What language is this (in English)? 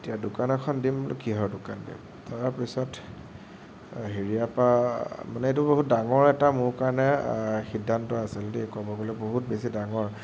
Assamese